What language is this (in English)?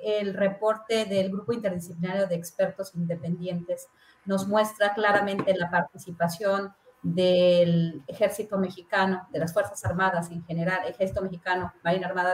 Spanish